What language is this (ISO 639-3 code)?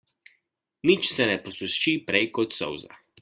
slv